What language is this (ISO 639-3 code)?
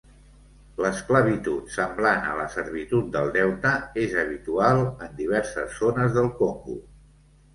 cat